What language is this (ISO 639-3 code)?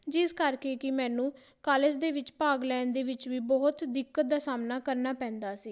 pan